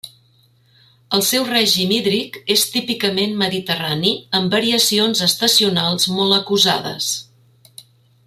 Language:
Catalan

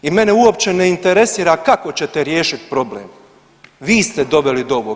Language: Croatian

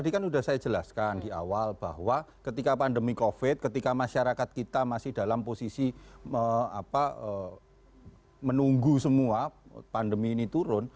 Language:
Indonesian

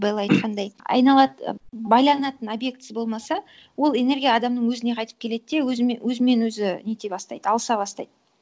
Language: Kazakh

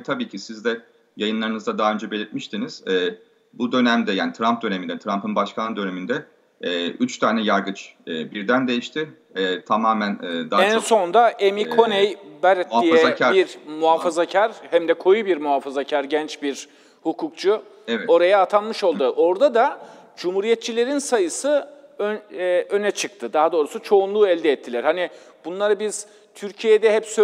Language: Turkish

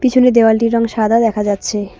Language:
Bangla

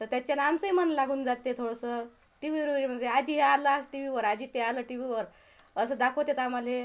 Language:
Marathi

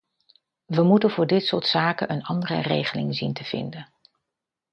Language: Dutch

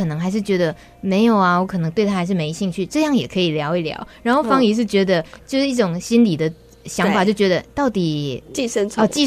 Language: Chinese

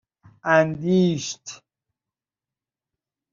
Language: Persian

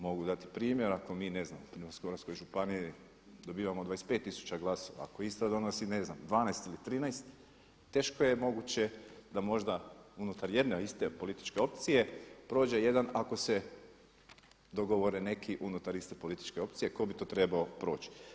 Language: Croatian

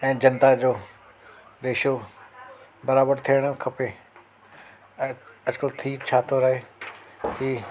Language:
Sindhi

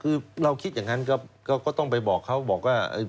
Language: Thai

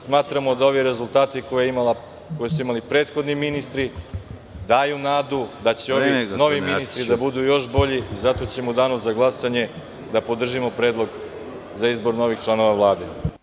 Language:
Serbian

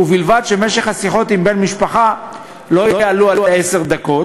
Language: Hebrew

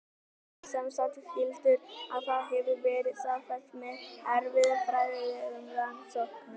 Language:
Icelandic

